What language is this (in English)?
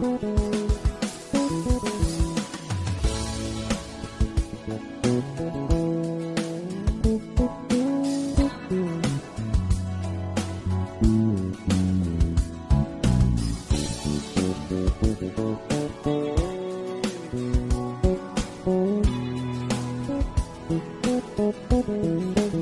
Italian